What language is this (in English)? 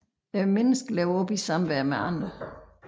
Danish